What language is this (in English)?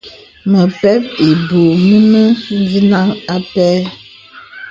Bebele